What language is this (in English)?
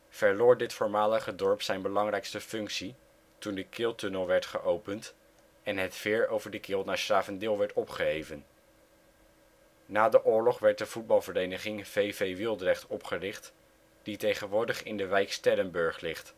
Dutch